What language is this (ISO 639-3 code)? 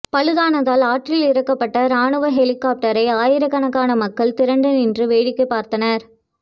tam